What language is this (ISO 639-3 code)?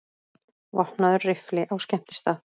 isl